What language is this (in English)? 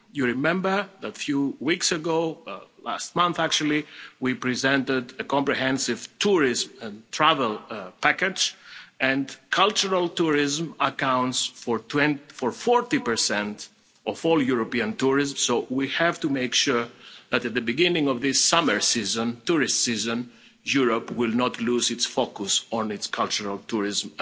English